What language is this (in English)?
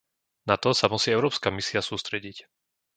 Slovak